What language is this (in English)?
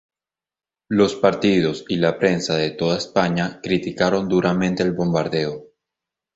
Spanish